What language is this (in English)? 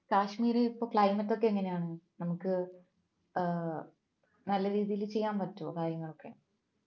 Malayalam